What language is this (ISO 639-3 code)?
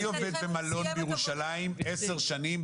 heb